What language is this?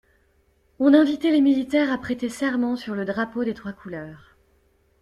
French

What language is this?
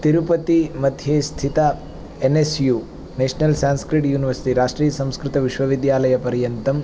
Sanskrit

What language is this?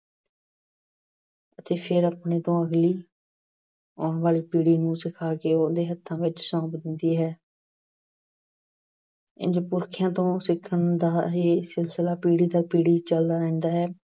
Punjabi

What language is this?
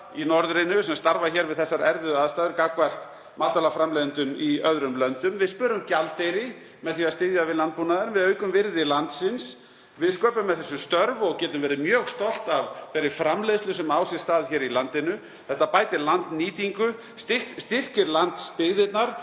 Icelandic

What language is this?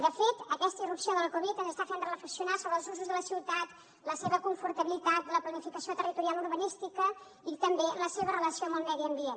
Catalan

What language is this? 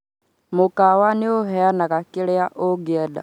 Kikuyu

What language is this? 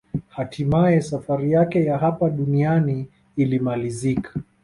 Swahili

